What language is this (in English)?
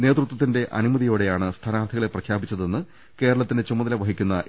Malayalam